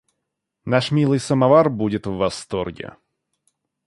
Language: Russian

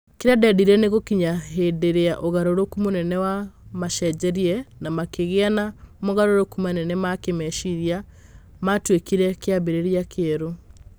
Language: Kikuyu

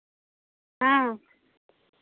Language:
Santali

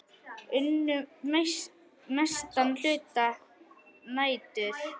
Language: Icelandic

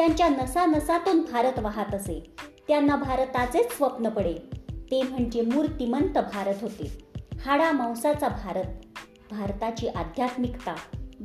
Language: Marathi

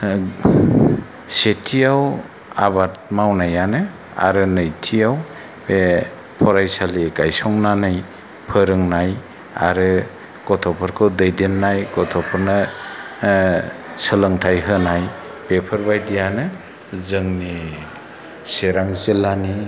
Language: Bodo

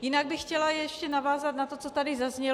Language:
Czech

